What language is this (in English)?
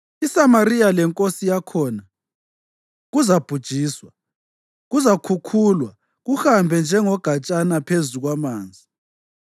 North Ndebele